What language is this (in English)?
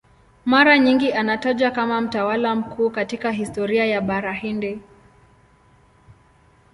Swahili